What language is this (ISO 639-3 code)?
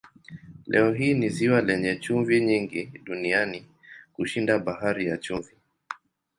swa